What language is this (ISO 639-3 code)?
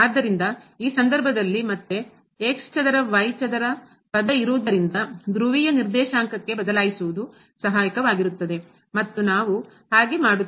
kan